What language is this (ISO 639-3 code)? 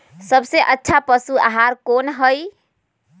mag